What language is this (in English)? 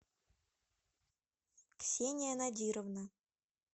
Russian